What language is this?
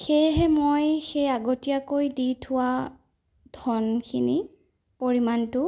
Assamese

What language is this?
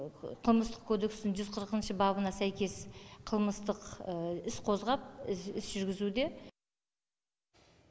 Kazakh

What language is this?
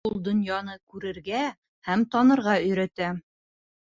Bashkir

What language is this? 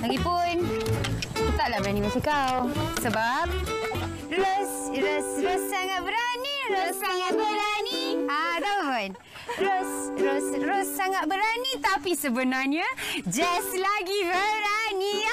Malay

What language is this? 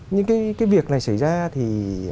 Vietnamese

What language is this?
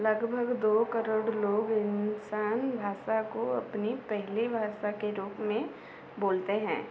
Hindi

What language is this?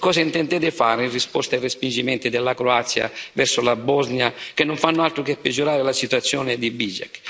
Italian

